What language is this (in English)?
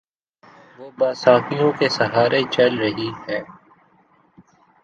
Urdu